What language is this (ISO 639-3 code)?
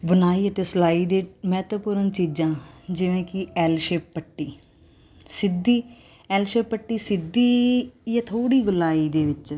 pan